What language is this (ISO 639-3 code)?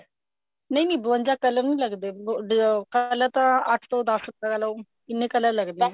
pan